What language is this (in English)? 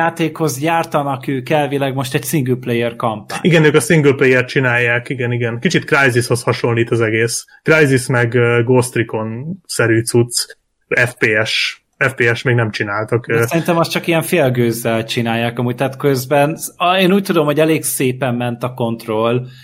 Hungarian